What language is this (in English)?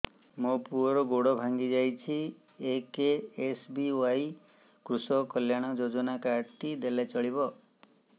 Odia